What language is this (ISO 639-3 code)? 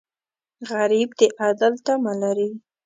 pus